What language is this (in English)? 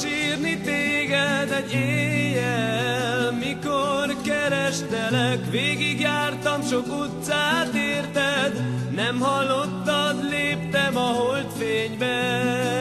Hungarian